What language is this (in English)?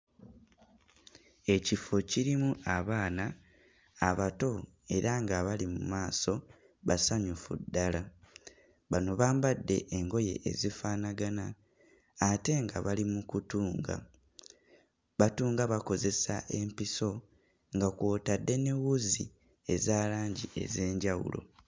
Ganda